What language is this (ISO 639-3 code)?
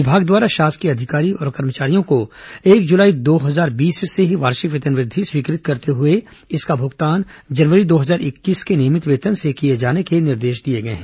hin